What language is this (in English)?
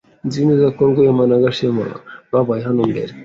Kinyarwanda